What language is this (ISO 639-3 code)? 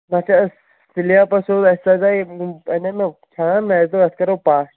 kas